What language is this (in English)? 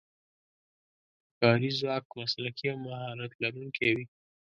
Pashto